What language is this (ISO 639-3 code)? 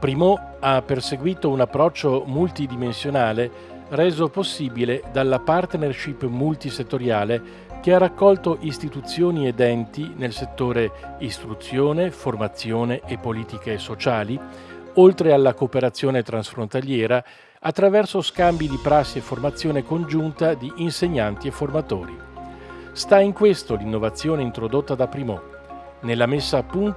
ita